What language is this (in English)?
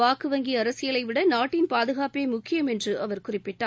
Tamil